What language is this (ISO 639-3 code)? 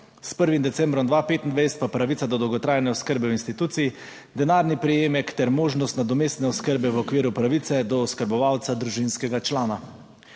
slv